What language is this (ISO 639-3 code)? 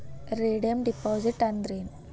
kan